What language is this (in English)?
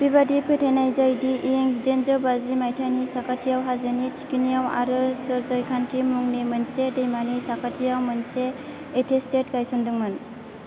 Bodo